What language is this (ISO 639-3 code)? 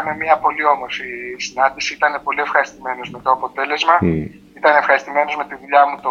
ell